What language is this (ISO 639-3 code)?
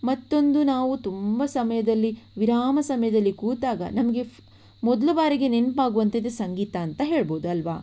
kan